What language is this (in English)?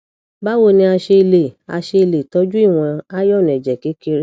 Yoruba